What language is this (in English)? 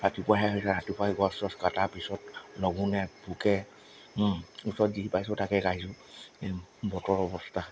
Assamese